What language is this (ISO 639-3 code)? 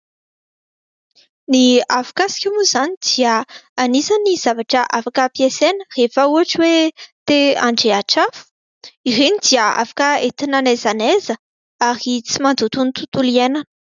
mlg